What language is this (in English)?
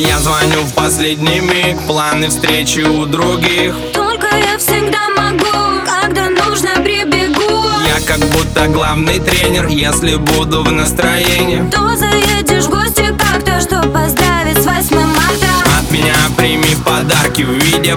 Ukrainian